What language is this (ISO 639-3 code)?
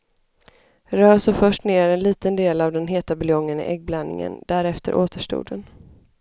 swe